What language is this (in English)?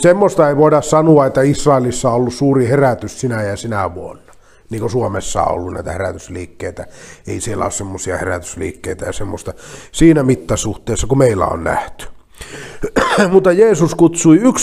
Finnish